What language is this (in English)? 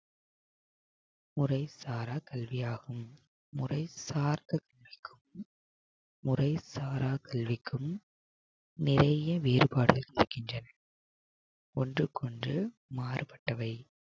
Tamil